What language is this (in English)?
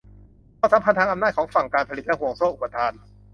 Thai